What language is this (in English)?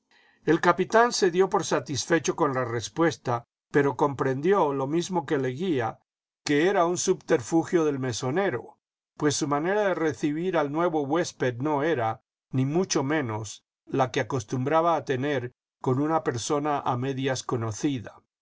Spanish